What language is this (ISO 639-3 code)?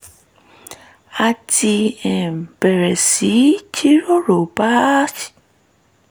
yor